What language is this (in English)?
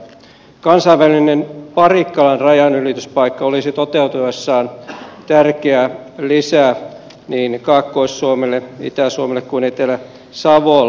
Finnish